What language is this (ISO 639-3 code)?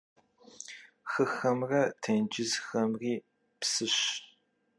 kbd